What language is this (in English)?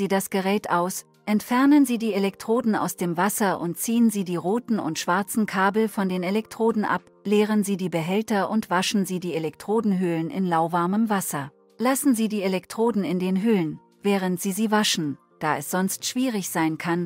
German